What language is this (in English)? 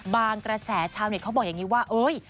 Thai